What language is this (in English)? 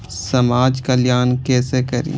Maithili